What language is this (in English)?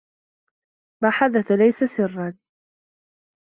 Arabic